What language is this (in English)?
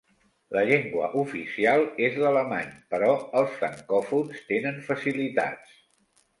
Catalan